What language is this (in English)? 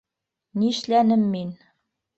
Bashkir